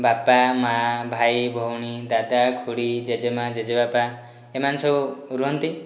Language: Odia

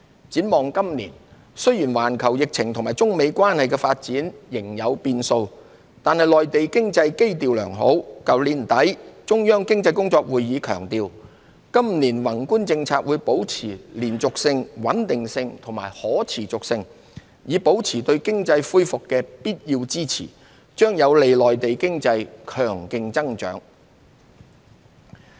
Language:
Cantonese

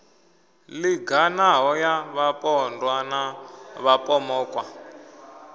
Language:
Venda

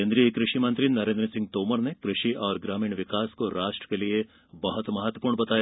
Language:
Hindi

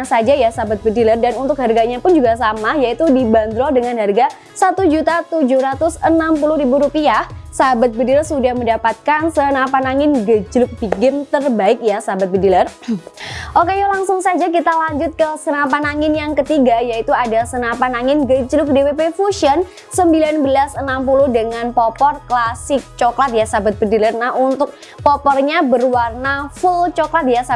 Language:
Indonesian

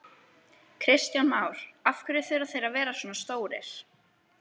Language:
Icelandic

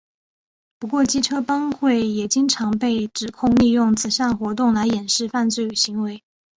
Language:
Chinese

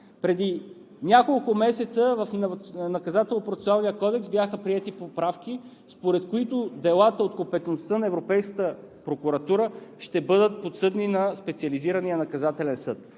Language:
Bulgarian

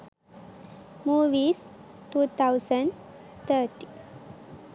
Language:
Sinhala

